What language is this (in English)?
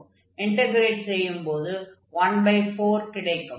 Tamil